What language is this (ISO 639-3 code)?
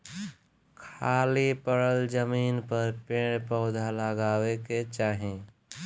bho